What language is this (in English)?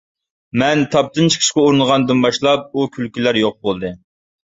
Uyghur